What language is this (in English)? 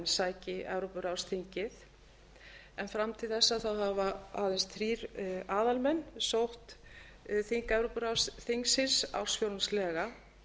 Icelandic